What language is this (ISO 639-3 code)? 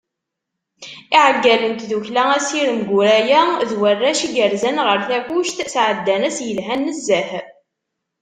kab